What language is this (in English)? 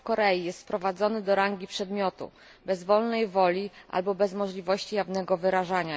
Polish